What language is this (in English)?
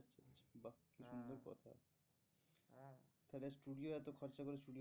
Bangla